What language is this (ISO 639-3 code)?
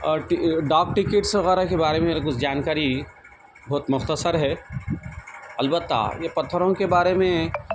urd